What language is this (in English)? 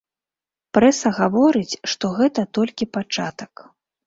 Belarusian